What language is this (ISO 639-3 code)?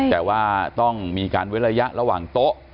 tha